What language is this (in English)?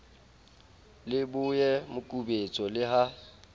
Southern Sotho